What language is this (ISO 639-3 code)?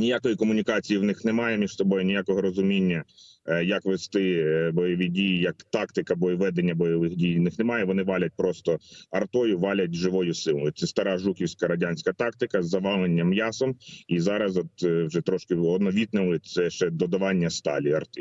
ukr